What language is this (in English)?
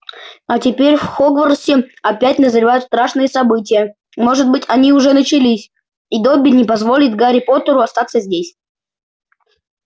Russian